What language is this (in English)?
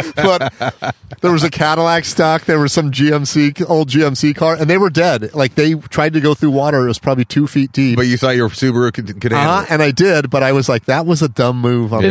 English